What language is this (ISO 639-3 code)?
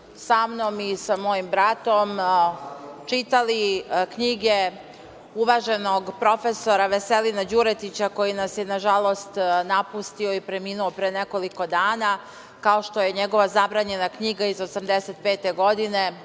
srp